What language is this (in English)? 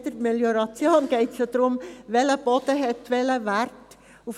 Swiss German